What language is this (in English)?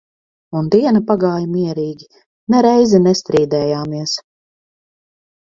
Latvian